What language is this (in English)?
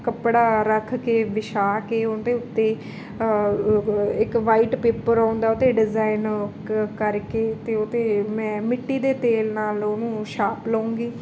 Punjabi